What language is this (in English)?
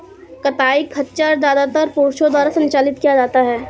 Hindi